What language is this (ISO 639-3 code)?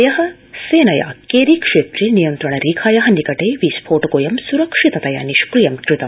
san